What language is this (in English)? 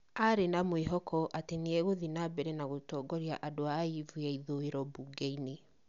Kikuyu